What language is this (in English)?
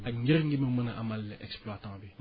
Wolof